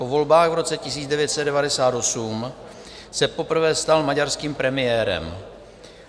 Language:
Czech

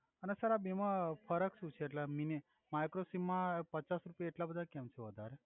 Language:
Gujarati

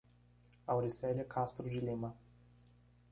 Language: Portuguese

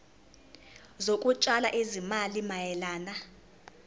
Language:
Zulu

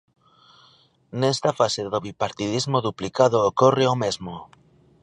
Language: Galician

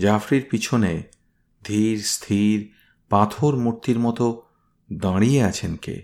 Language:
Bangla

